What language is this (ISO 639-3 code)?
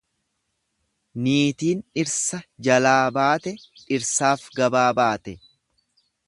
orm